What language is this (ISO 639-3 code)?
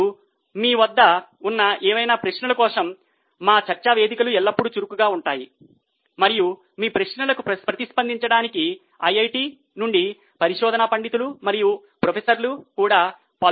tel